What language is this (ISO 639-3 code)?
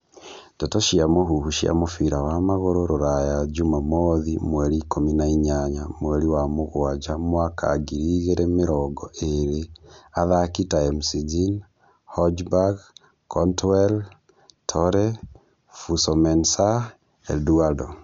kik